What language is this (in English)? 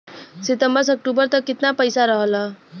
Bhojpuri